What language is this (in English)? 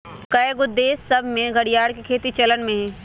Magahi